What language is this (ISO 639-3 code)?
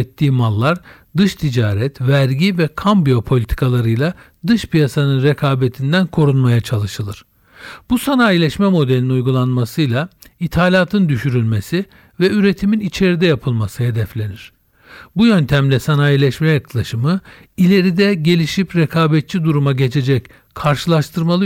tur